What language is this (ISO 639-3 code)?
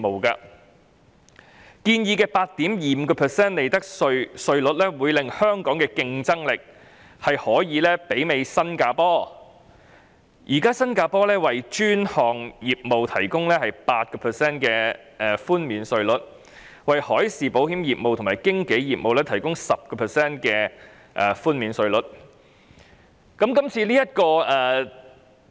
yue